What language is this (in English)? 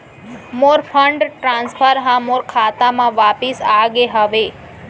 Chhattisgarhi